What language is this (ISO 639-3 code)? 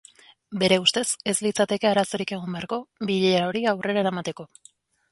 eus